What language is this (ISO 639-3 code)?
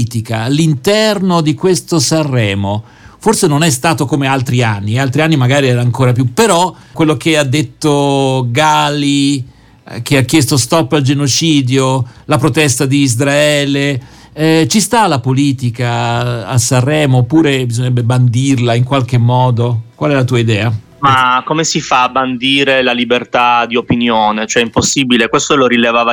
ita